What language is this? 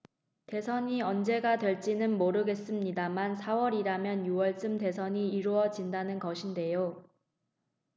Korean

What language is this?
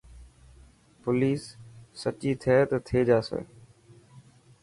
Dhatki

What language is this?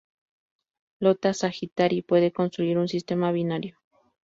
Spanish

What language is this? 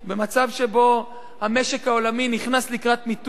Hebrew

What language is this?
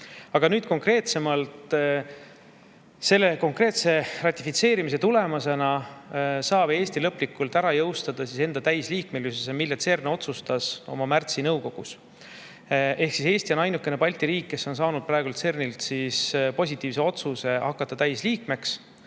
Estonian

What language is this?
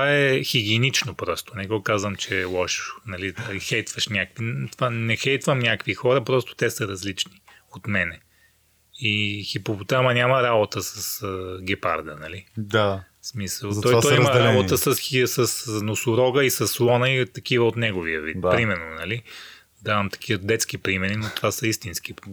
Bulgarian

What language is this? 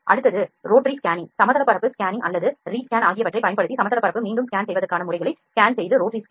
Tamil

